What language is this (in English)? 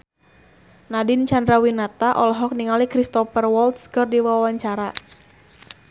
Sundanese